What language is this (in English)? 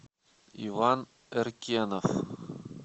Russian